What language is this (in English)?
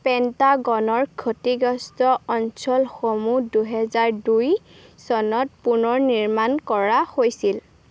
Assamese